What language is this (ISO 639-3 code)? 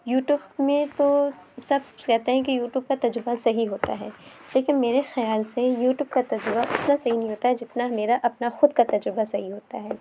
urd